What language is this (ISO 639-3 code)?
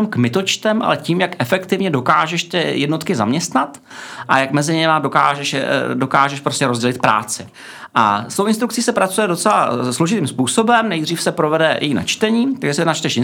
ces